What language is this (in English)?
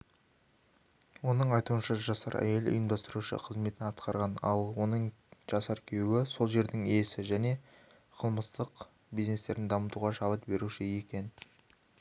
Kazakh